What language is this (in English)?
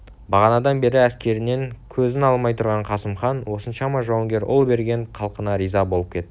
Kazakh